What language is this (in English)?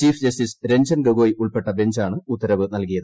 Malayalam